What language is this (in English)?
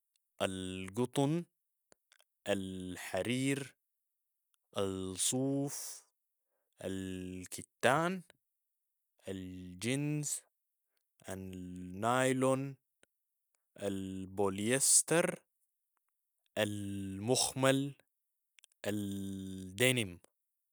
Sudanese Arabic